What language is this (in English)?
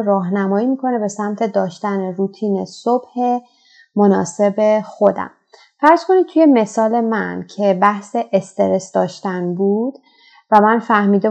Persian